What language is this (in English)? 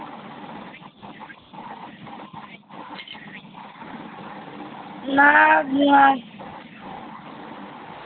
Bangla